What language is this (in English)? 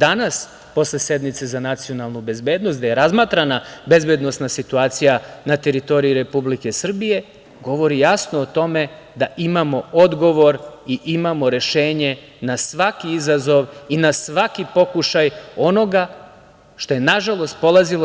Serbian